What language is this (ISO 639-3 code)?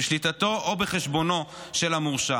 heb